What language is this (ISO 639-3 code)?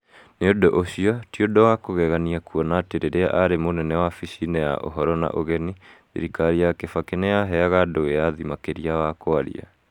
kik